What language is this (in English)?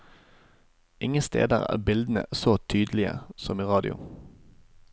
Norwegian